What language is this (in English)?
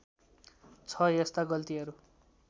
Nepali